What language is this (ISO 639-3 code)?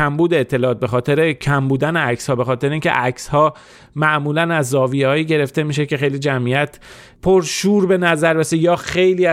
fas